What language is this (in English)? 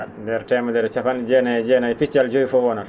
Fula